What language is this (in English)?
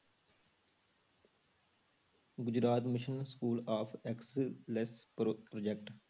Punjabi